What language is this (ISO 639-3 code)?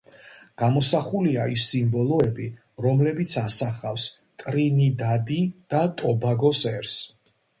kat